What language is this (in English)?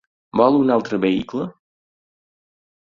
Catalan